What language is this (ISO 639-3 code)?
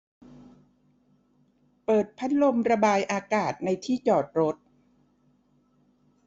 tha